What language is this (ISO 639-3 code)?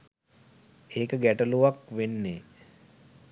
sin